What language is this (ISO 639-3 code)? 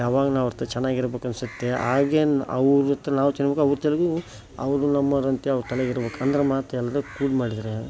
kan